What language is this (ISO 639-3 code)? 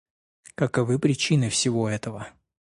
rus